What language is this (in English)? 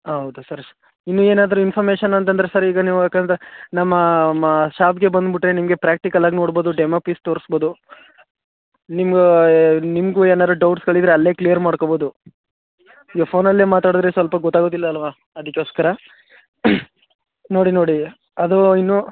Kannada